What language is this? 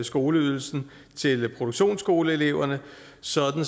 Danish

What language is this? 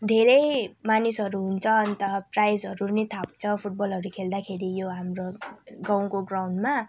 Nepali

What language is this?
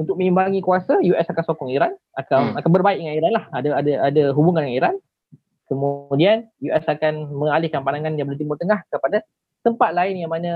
Malay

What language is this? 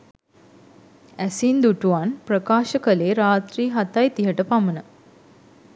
Sinhala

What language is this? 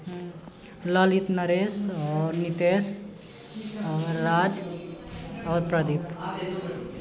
Maithili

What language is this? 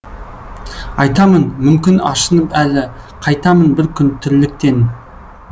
Kazakh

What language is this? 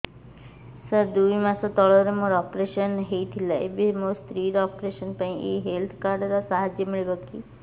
Odia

